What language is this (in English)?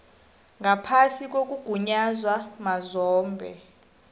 South Ndebele